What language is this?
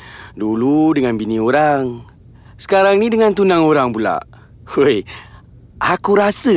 Malay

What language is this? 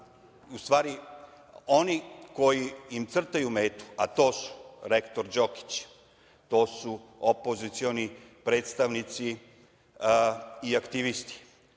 Serbian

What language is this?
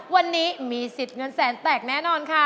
Thai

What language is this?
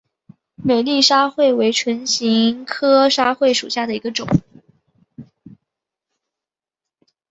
Chinese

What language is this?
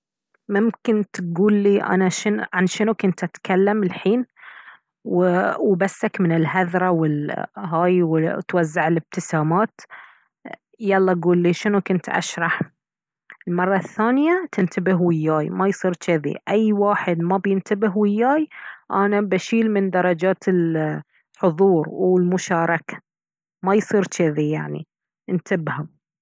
Baharna Arabic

